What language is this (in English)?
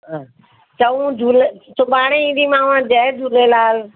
Sindhi